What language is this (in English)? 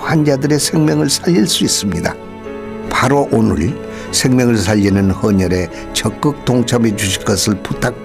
Korean